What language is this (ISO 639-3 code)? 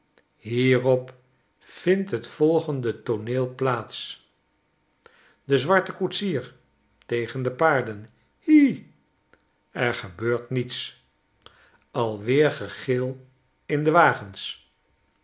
nld